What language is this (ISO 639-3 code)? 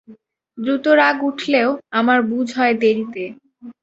ben